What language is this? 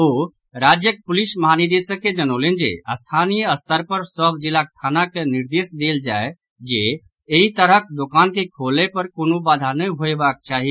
Maithili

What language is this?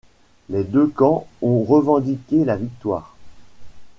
French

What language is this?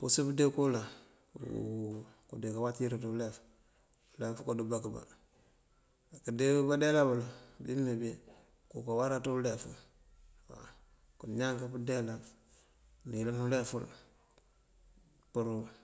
Mandjak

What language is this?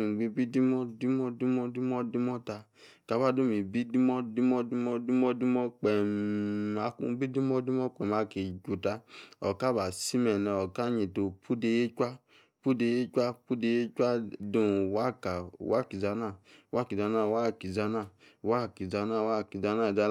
Yace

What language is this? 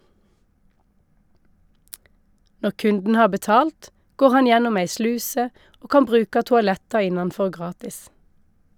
Norwegian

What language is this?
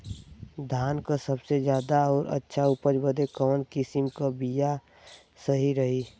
Bhojpuri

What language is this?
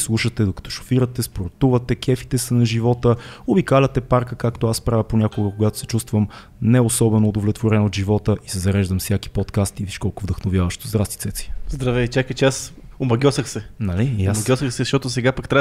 Bulgarian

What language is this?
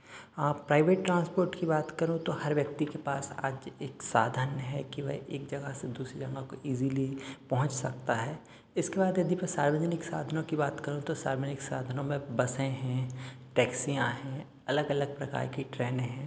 Hindi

